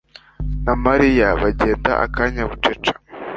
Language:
Kinyarwanda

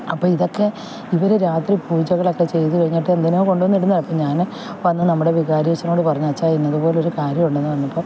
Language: Malayalam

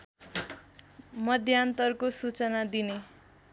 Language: Nepali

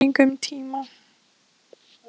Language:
Icelandic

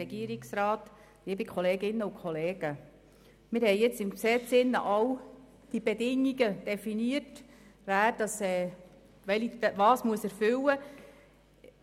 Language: Swiss German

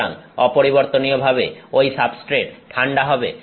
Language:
Bangla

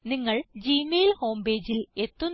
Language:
Malayalam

